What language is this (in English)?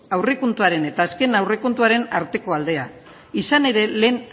Basque